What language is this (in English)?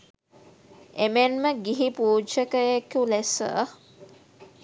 Sinhala